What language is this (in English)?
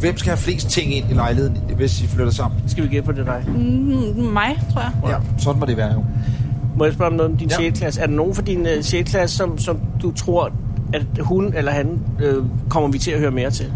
Danish